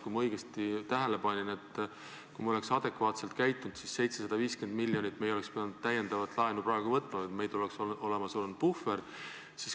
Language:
Estonian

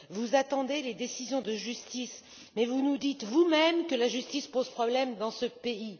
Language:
French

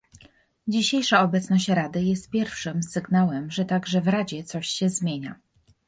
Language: Polish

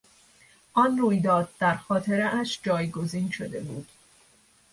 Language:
Persian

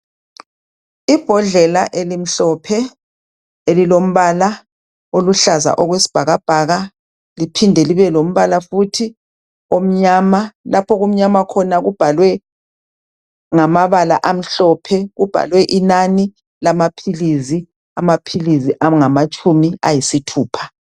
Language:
North Ndebele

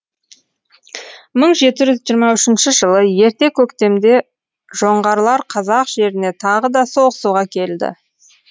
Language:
Kazakh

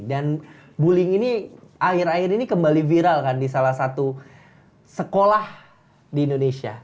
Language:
Indonesian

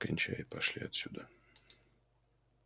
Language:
Russian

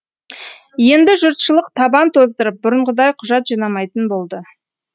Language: Kazakh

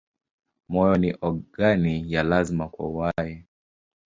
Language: Swahili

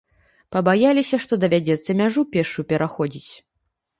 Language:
Belarusian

